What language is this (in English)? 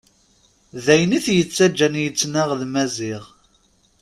Kabyle